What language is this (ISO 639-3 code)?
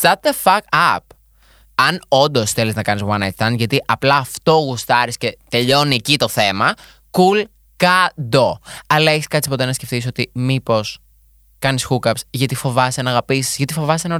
ell